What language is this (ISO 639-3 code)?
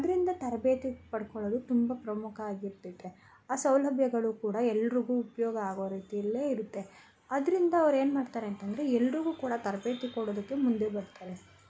kan